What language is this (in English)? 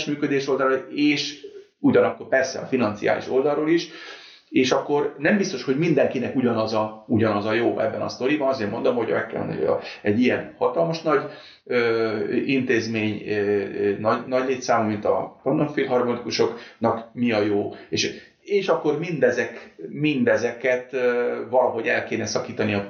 Hungarian